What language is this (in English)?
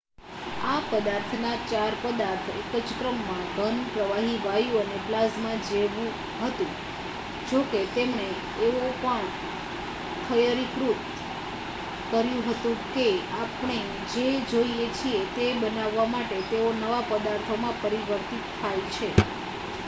Gujarati